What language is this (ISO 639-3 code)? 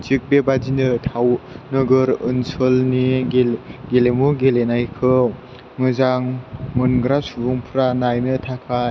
brx